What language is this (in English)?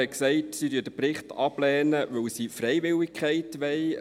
Swiss German